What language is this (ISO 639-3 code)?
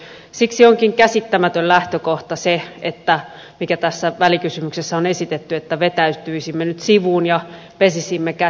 fin